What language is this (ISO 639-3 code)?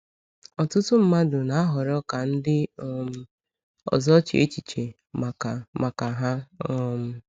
ibo